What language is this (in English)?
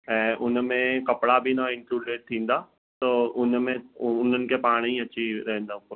Sindhi